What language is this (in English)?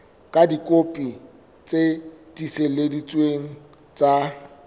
Southern Sotho